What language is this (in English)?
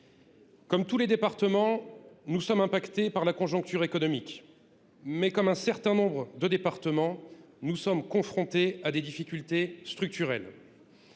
French